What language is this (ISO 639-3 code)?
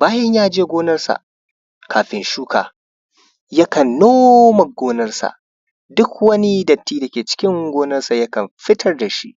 hau